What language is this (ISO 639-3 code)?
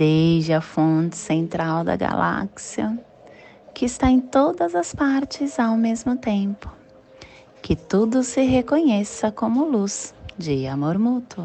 por